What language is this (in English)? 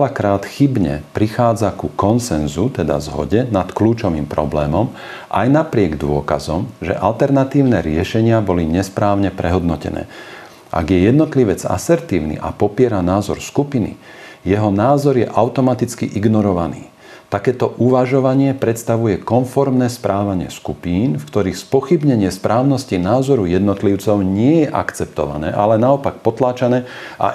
Slovak